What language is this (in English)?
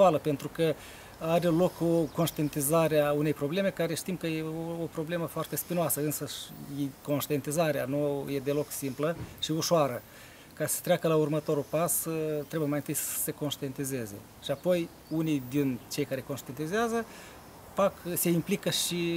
Romanian